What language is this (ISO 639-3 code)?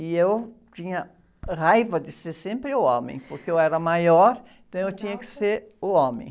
por